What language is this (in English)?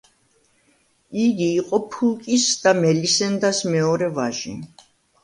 Georgian